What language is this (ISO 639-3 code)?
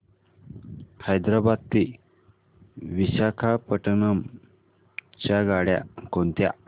mar